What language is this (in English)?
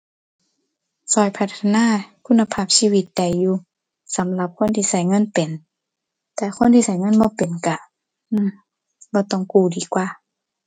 Thai